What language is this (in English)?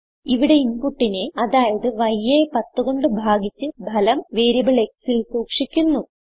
Malayalam